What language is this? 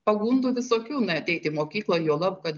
Lithuanian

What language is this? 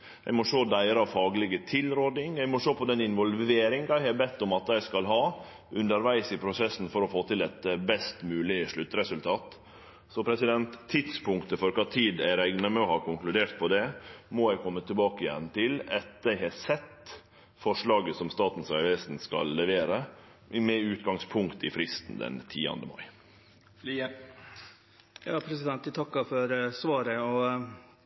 Norwegian Nynorsk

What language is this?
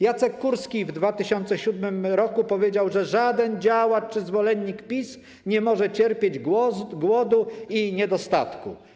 Polish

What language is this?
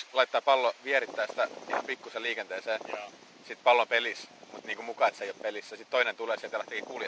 Finnish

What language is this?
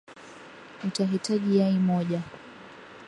Swahili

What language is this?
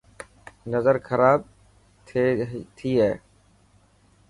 Dhatki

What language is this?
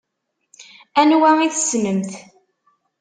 Kabyle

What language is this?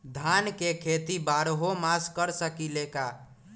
Magahi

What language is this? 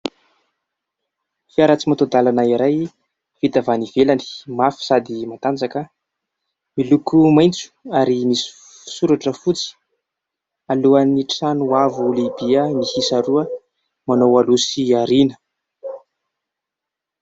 Malagasy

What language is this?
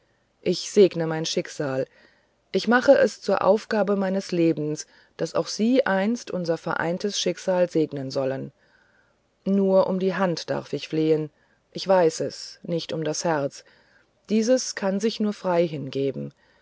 German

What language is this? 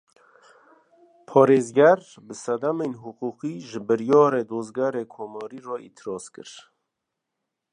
Kurdish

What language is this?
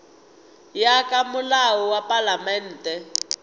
Northern Sotho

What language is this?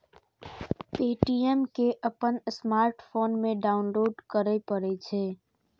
Maithili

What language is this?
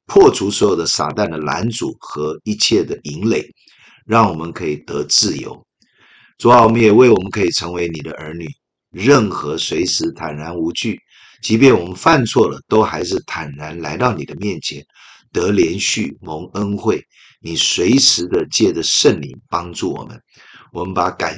Chinese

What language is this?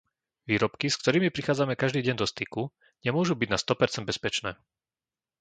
Slovak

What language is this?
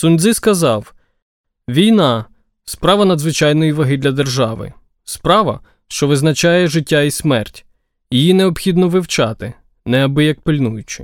Ukrainian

